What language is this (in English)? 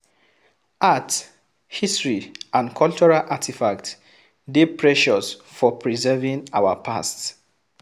Nigerian Pidgin